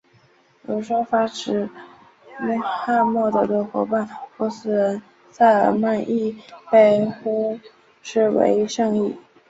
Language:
Chinese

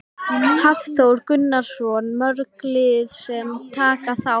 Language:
Icelandic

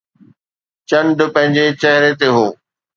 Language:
Sindhi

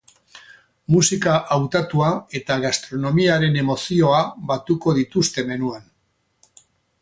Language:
Basque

